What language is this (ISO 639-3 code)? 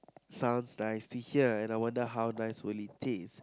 eng